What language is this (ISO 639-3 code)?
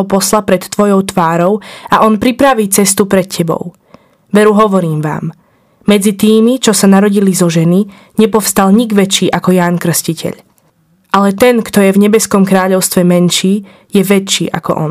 slk